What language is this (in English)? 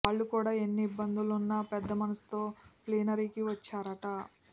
Telugu